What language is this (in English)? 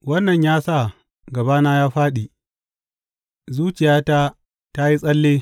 Hausa